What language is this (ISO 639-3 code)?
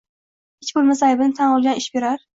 uzb